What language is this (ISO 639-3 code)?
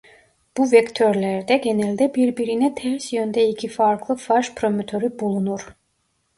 tur